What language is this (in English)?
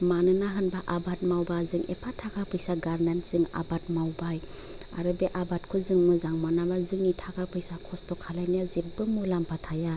Bodo